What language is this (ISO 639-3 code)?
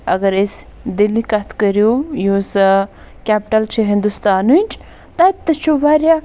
kas